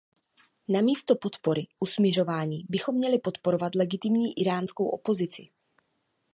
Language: Czech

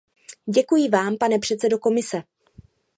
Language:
Czech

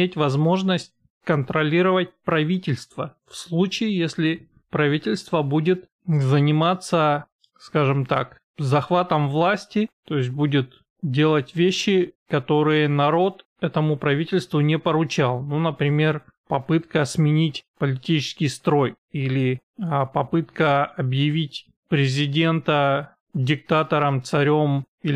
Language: Russian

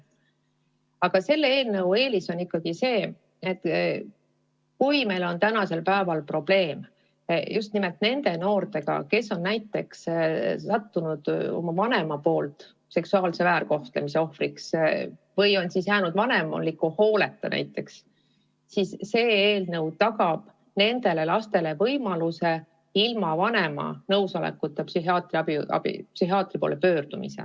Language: Estonian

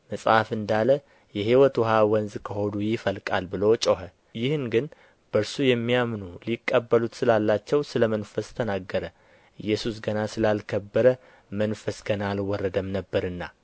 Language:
Amharic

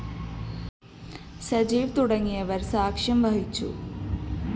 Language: Malayalam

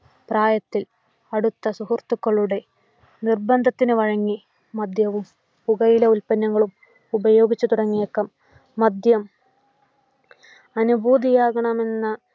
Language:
Malayalam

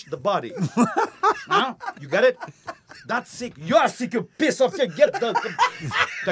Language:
Romanian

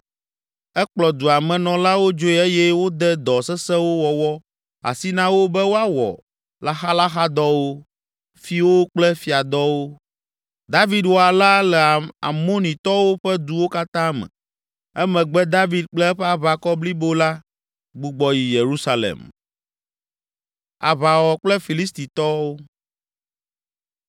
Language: Ewe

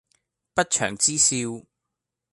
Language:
Cantonese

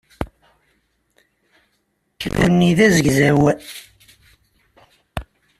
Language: Kabyle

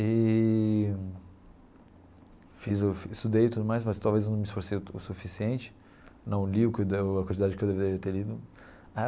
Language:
Portuguese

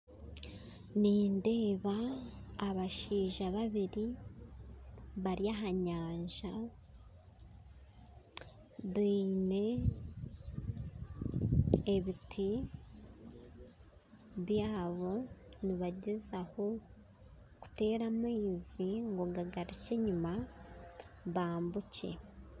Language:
Nyankole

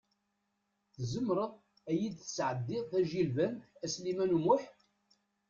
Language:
Kabyle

